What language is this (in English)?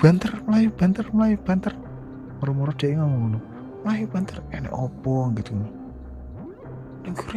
Indonesian